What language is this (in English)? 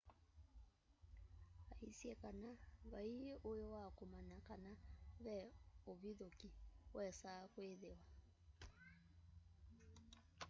Kamba